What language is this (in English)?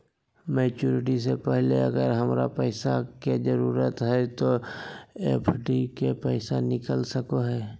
Magahi